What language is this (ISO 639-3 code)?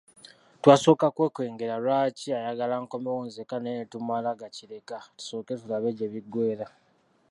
lug